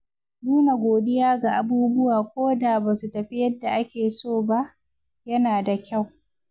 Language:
Hausa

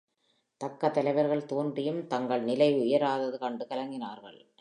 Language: Tamil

